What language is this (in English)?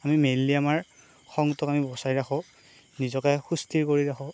Assamese